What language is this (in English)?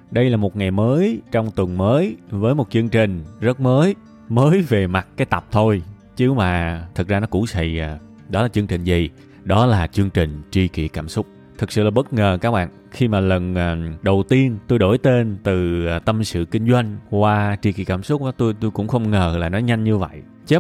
Vietnamese